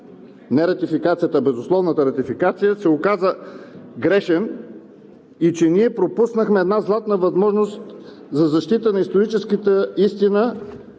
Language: Bulgarian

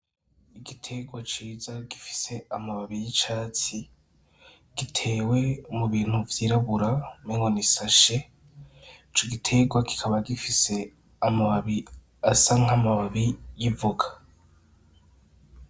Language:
Rundi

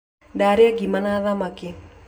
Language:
Kikuyu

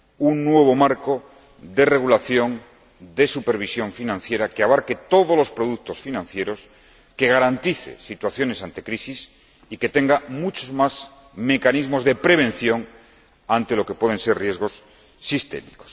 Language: Spanish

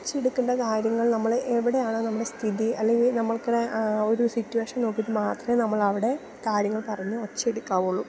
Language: Malayalam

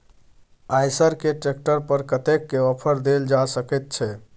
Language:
Maithili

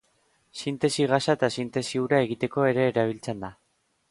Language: Basque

